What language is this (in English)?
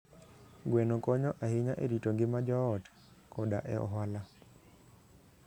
Luo (Kenya and Tanzania)